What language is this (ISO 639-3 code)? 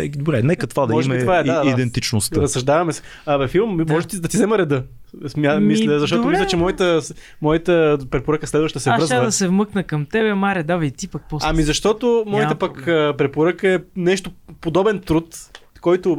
bul